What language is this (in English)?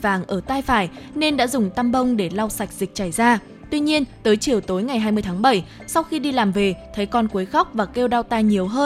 Vietnamese